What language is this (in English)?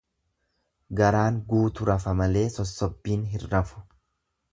Oromo